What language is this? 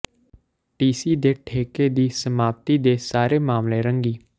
Punjabi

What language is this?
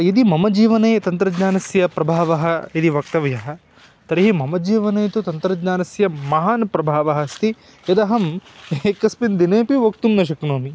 Sanskrit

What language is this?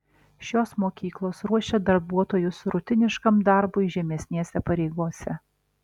Lithuanian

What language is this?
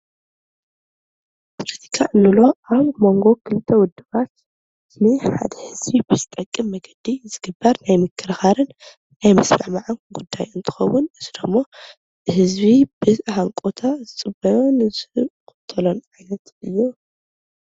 Tigrinya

